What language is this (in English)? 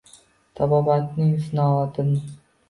Uzbek